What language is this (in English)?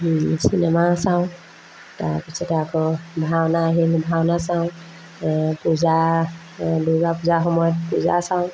Assamese